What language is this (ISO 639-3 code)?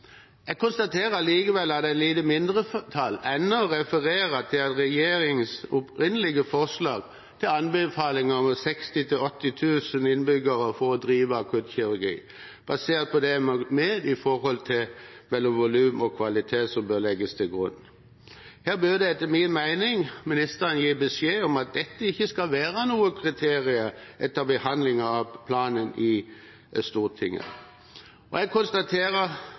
nob